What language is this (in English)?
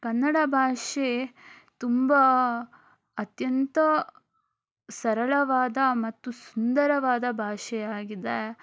Kannada